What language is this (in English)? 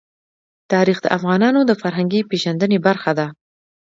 Pashto